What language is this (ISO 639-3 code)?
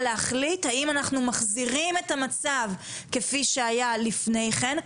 heb